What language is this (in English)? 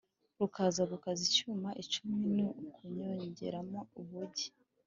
Kinyarwanda